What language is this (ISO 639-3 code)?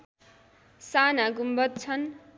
nep